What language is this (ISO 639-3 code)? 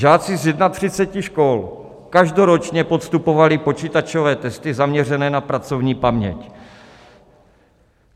ces